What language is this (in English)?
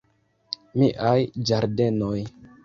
Esperanto